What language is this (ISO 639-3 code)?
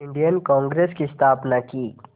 hin